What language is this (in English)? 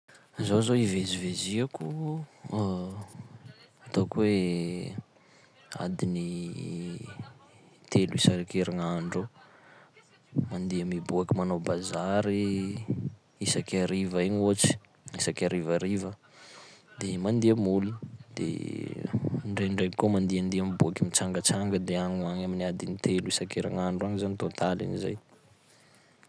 Sakalava Malagasy